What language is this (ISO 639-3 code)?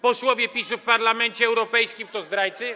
pol